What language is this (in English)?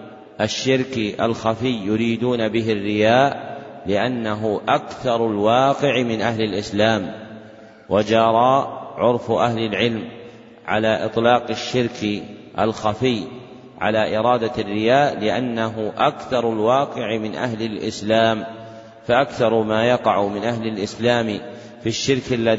Arabic